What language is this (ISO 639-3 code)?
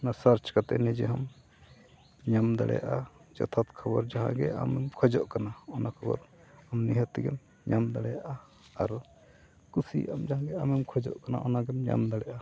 sat